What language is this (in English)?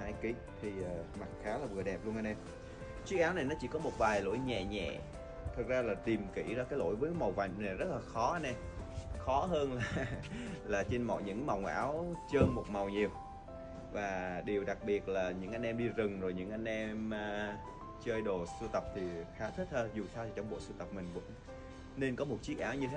Vietnamese